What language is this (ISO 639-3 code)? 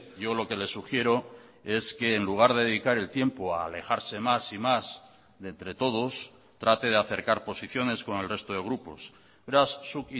spa